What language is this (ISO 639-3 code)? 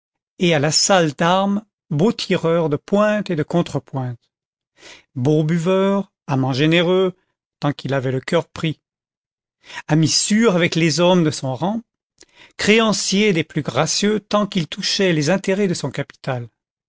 fra